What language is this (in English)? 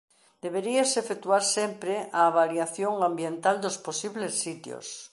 Galician